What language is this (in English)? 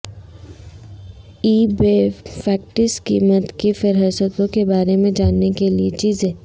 Urdu